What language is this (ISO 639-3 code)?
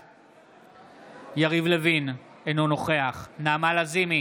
heb